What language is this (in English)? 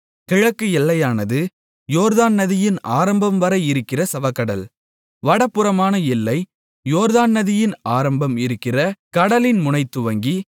Tamil